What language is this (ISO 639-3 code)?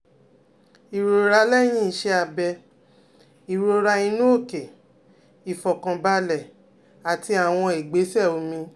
yor